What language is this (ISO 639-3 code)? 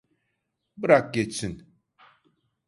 tur